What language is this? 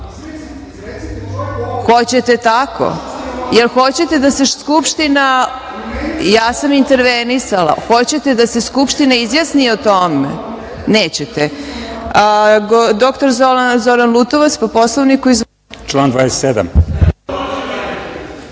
Serbian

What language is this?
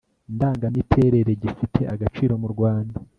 Kinyarwanda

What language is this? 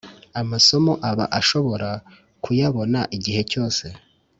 Kinyarwanda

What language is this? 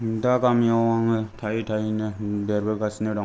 Bodo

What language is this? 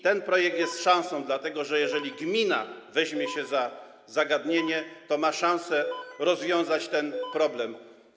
Polish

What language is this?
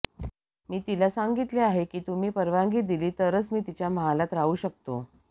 Marathi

